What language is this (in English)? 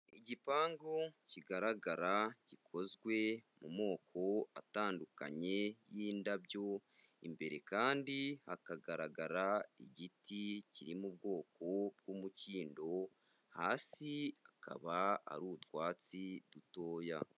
Kinyarwanda